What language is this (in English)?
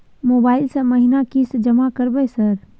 Maithili